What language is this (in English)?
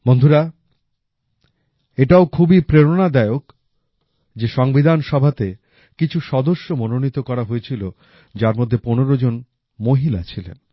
Bangla